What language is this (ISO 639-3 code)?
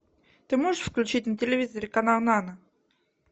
rus